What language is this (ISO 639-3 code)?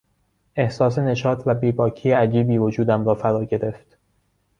fas